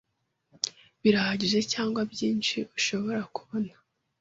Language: Kinyarwanda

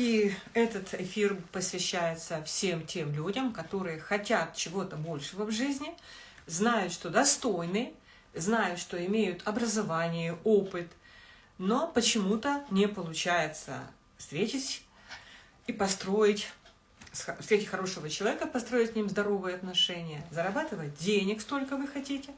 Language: Russian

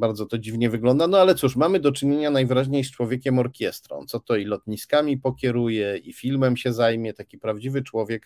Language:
Polish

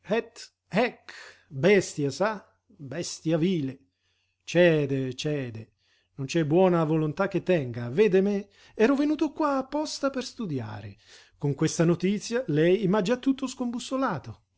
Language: Italian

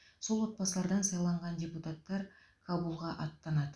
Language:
Kazakh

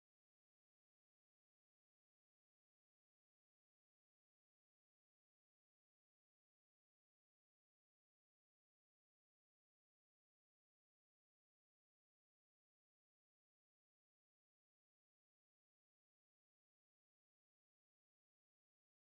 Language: Luo (Kenya and Tanzania)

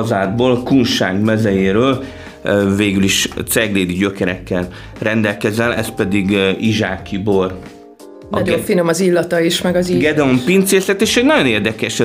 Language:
Hungarian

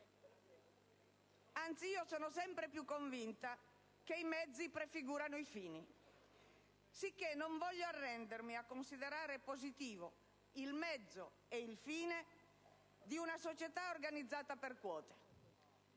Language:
Italian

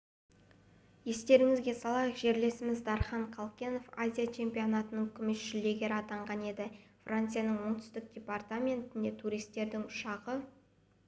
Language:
Kazakh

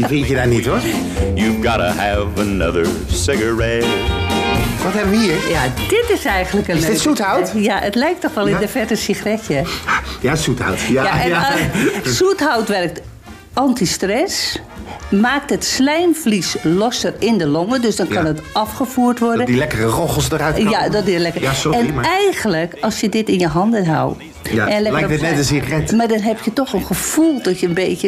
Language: Dutch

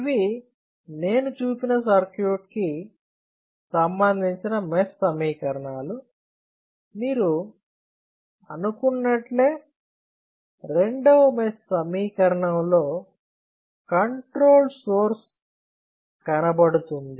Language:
Telugu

